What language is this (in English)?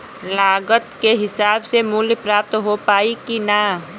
Bhojpuri